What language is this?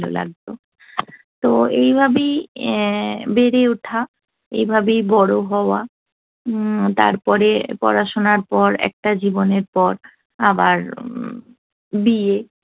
Bangla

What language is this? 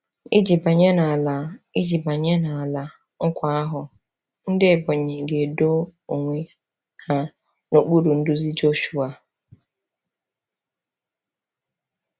Igbo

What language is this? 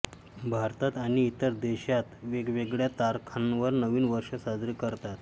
Marathi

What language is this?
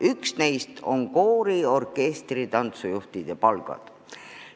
Estonian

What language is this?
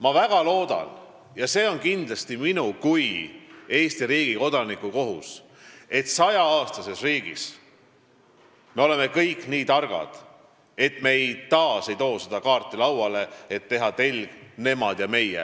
Estonian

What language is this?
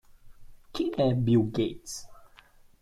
Portuguese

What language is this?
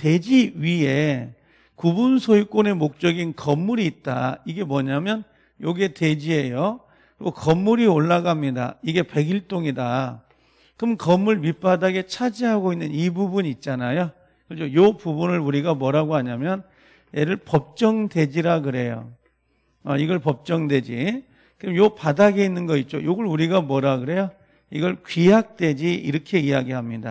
Korean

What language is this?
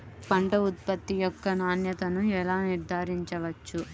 Telugu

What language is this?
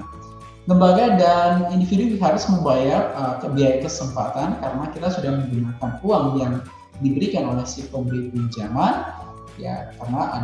Indonesian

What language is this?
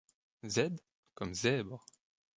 French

